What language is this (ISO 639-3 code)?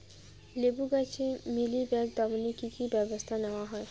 ben